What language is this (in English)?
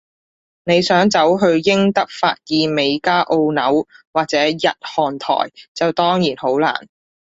Cantonese